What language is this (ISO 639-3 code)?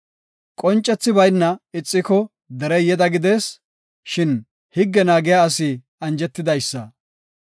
gof